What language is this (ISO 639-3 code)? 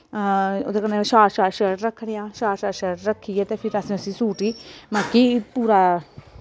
doi